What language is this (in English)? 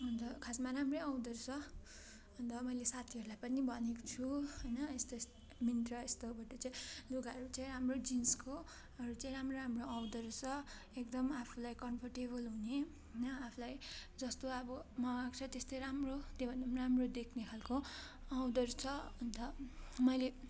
Nepali